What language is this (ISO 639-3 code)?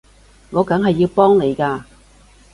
yue